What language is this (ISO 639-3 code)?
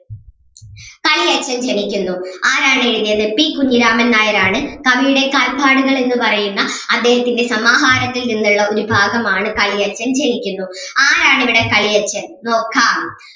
mal